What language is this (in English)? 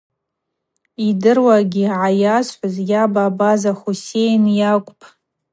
Abaza